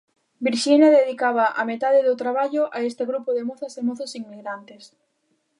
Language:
Galician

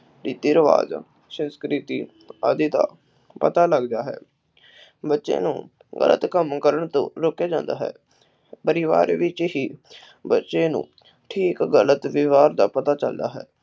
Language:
Punjabi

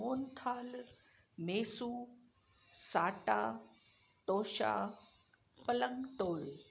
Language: Sindhi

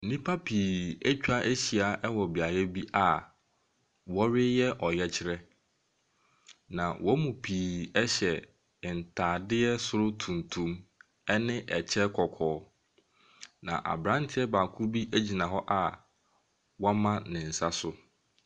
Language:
Akan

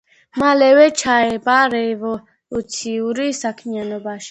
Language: Georgian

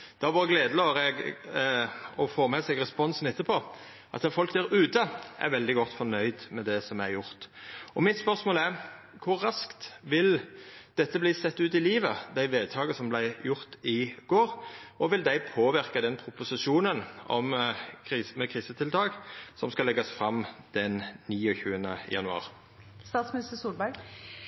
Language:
Norwegian Nynorsk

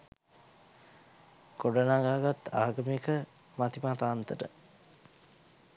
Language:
Sinhala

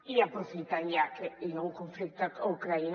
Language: Catalan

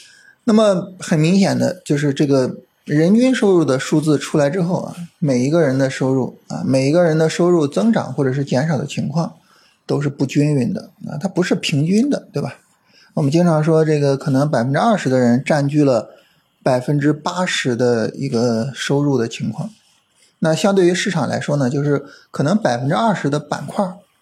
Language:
Chinese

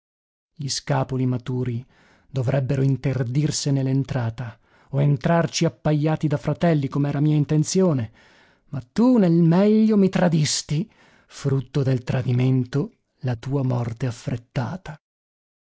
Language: Italian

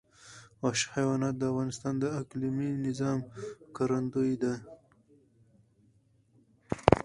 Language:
Pashto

